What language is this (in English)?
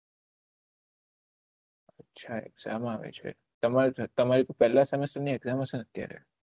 Gujarati